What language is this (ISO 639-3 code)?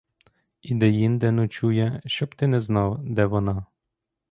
ukr